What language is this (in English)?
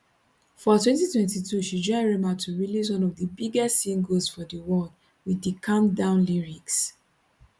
Nigerian Pidgin